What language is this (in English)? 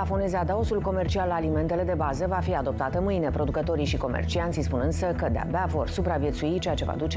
Romanian